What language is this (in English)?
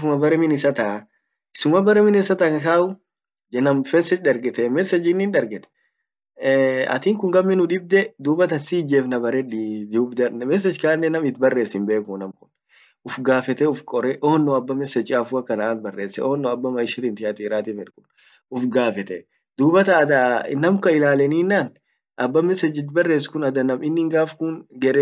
Orma